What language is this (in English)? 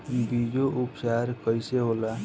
Bhojpuri